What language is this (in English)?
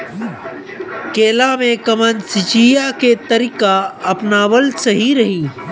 Bhojpuri